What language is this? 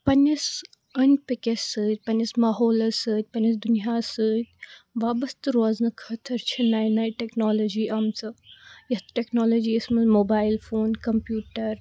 Kashmiri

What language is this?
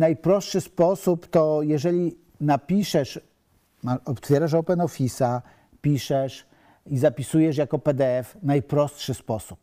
Polish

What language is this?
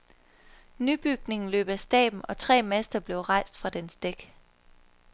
Danish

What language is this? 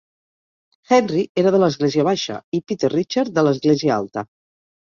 Catalan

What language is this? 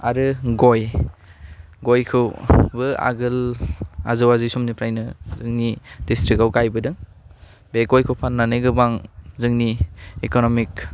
Bodo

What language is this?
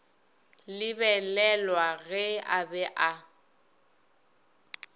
Northern Sotho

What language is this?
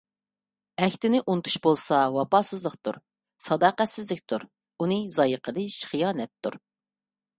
Uyghur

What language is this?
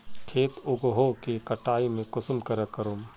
Magahi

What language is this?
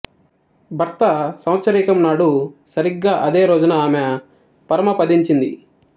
Telugu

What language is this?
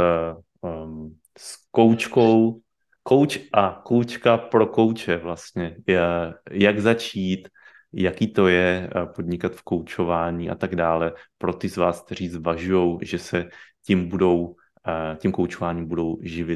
Czech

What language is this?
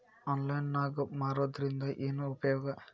Kannada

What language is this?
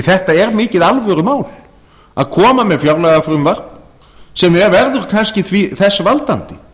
Icelandic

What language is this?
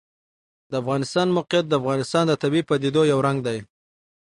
Pashto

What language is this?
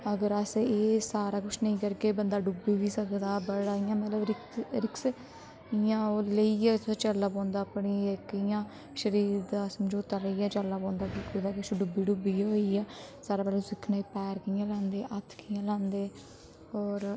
Dogri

